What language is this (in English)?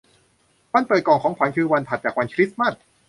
Thai